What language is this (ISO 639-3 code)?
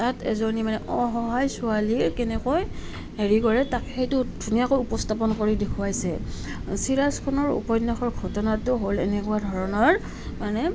asm